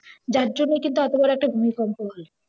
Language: Bangla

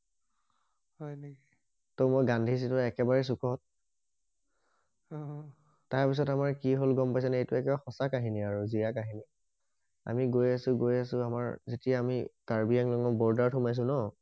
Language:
Assamese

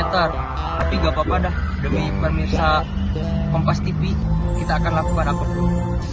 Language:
Indonesian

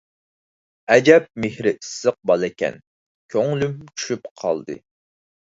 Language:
Uyghur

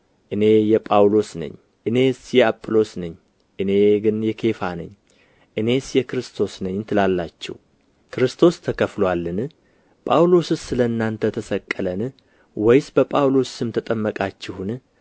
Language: Amharic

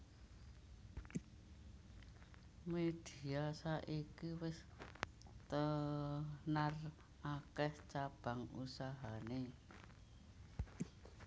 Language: Javanese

